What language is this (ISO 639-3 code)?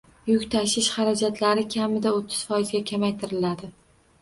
uzb